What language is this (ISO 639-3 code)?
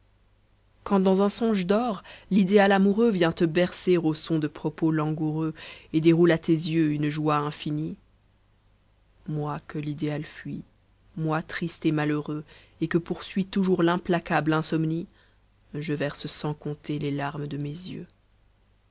fra